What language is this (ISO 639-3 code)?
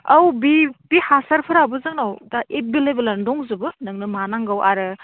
brx